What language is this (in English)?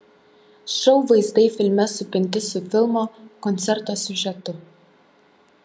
Lithuanian